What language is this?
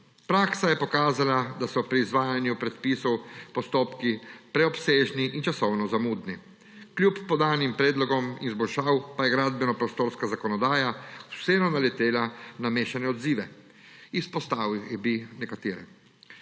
Slovenian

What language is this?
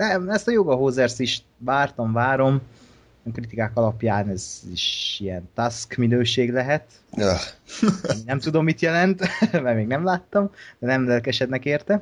Hungarian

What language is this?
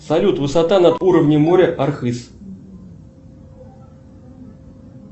Russian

